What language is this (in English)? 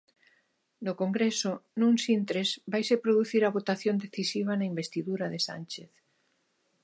Galician